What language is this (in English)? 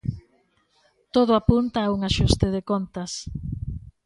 Galician